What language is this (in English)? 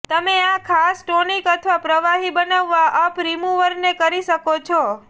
Gujarati